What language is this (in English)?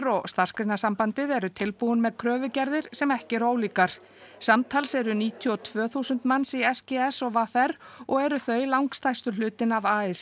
Icelandic